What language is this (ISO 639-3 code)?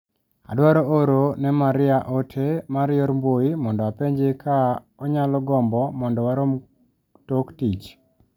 luo